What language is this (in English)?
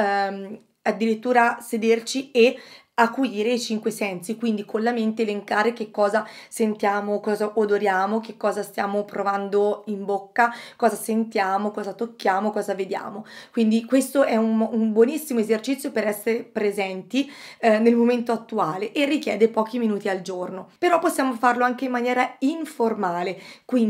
Italian